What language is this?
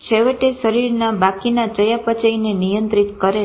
Gujarati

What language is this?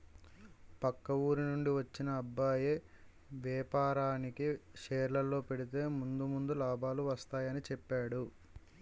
Telugu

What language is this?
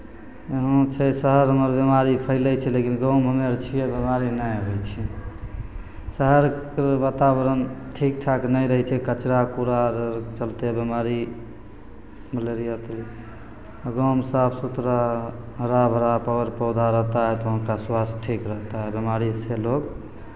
Maithili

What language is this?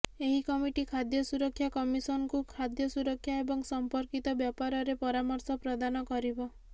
Odia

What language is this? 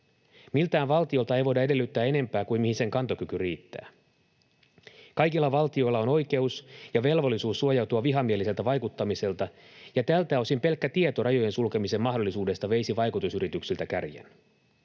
Finnish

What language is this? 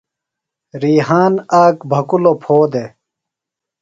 Phalura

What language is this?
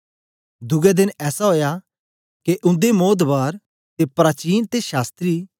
Dogri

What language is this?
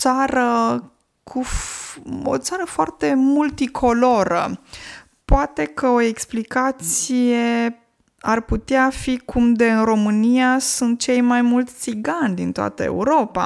Romanian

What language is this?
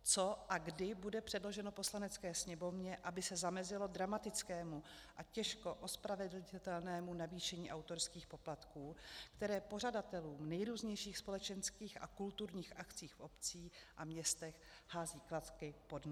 Czech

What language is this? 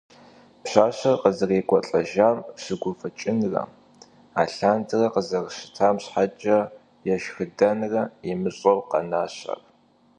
Kabardian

